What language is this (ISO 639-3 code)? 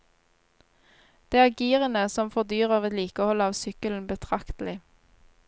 nor